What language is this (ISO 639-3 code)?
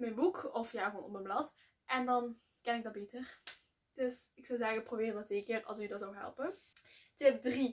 nld